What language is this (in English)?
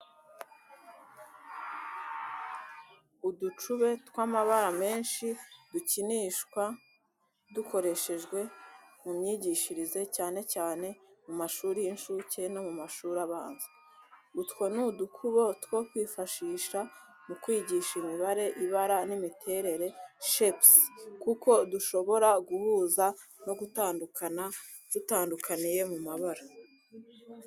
Kinyarwanda